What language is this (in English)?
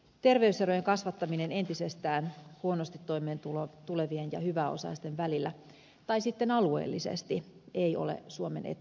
Finnish